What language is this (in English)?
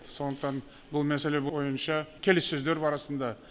Kazakh